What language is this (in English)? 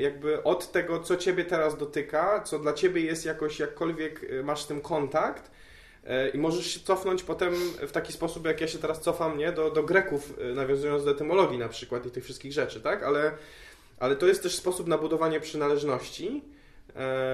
Polish